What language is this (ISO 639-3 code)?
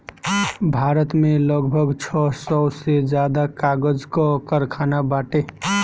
bho